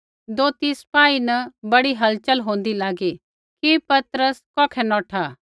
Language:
Kullu Pahari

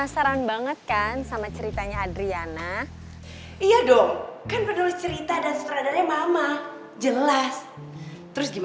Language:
Indonesian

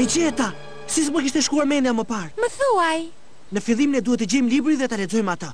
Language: Romanian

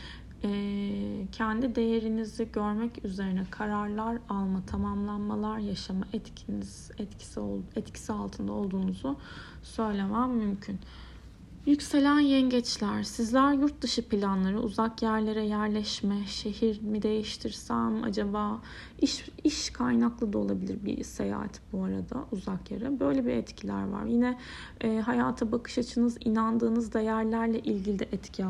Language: Turkish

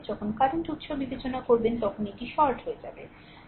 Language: Bangla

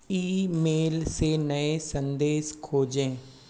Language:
Hindi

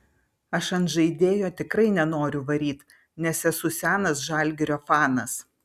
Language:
Lithuanian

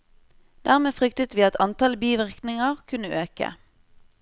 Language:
Norwegian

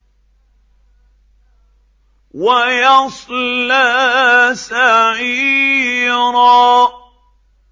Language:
Arabic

